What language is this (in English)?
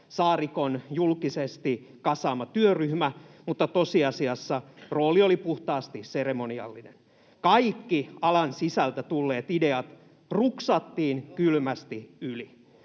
Finnish